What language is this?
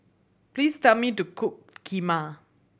English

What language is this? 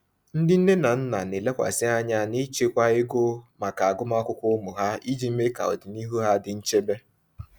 Igbo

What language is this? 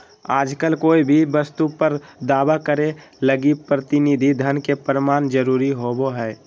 Magahi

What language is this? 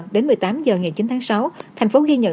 Vietnamese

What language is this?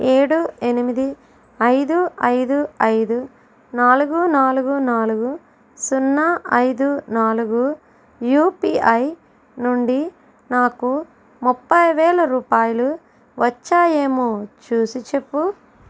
Telugu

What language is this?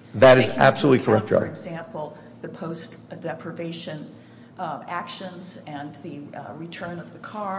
English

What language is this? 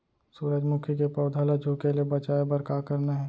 Chhattisgarhi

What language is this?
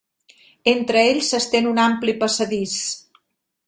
Catalan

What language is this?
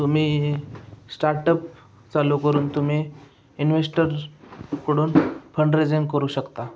Marathi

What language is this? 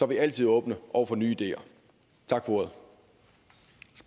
Danish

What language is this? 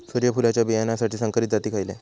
Marathi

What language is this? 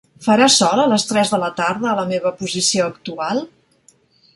Catalan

